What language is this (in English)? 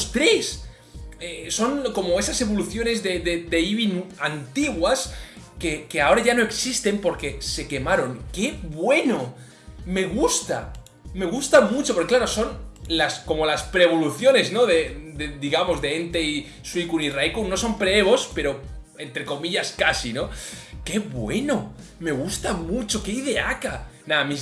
Spanish